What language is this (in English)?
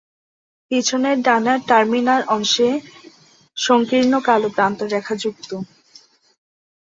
Bangla